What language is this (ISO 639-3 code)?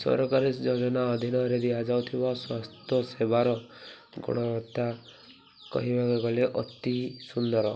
ori